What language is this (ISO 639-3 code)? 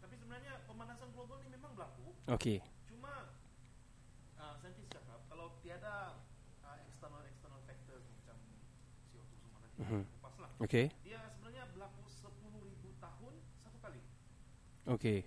msa